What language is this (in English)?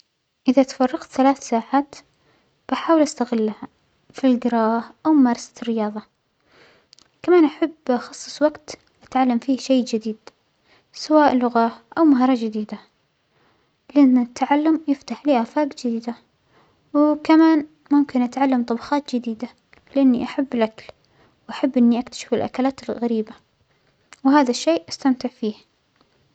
Omani Arabic